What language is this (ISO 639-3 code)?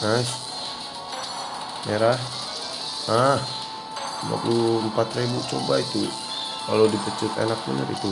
ind